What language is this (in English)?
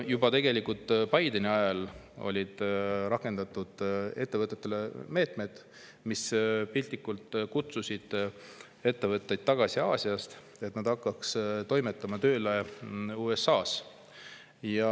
Estonian